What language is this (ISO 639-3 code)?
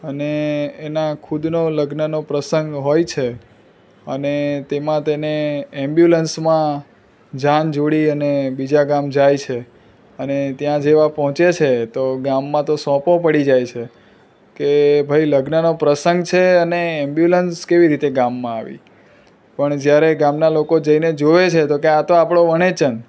guj